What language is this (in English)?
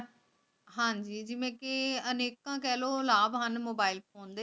Punjabi